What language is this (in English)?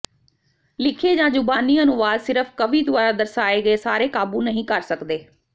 Punjabi